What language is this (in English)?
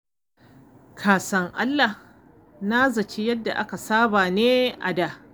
Hausa